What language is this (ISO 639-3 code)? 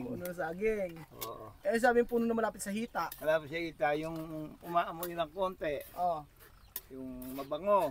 fil